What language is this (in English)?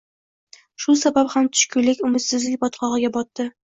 Uzbek